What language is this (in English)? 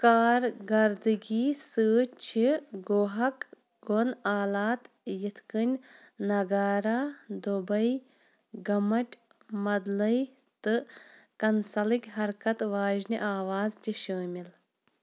Kashmiri